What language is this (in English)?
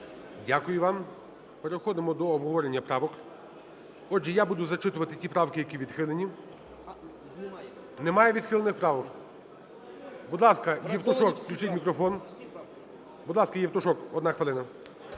Ukrainian